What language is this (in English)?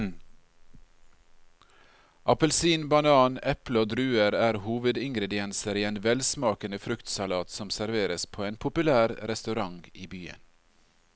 Norwegian